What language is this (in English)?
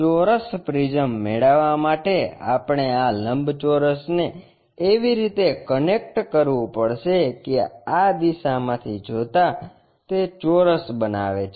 Gujarati